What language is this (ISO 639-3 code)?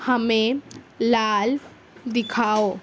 urd